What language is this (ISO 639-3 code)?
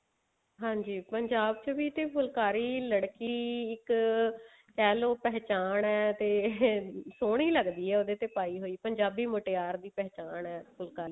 pan